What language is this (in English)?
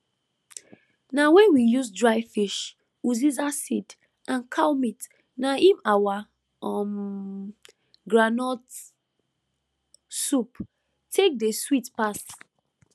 Nigerian Pidgin